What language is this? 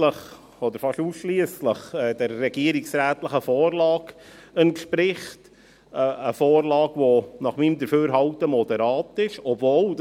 Swiss German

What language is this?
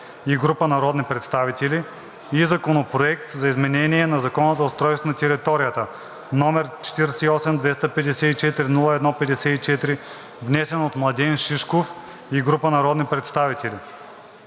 Bulgarian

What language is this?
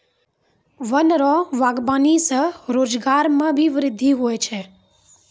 Maithili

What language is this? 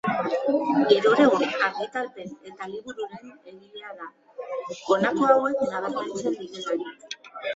Basque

